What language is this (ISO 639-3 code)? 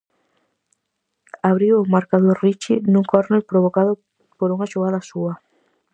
glg